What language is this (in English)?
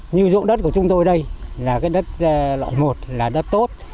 Vietnamese